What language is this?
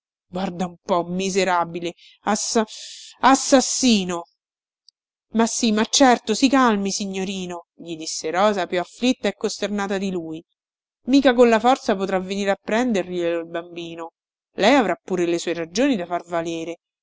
Italian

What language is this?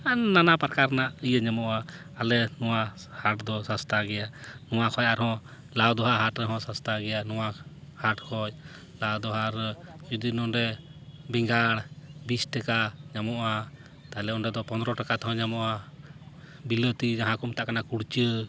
Santali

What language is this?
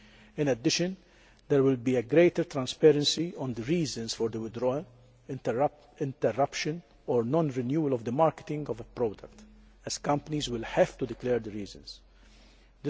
English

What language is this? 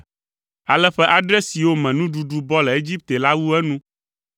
Ewe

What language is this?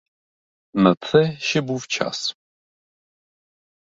Ukrainian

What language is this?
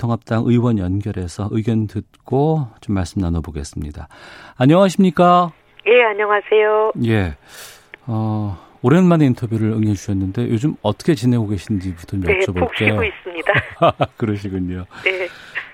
Korean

